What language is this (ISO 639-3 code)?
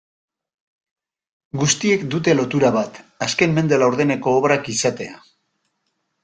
eus